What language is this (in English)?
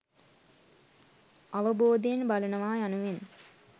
Sinhala